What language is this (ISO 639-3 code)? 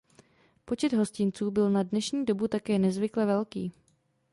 ces